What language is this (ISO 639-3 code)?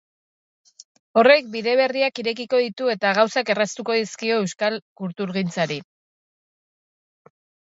eus